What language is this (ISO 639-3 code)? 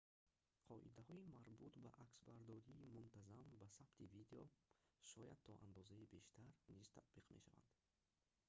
tgk